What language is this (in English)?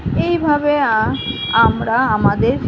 Bangla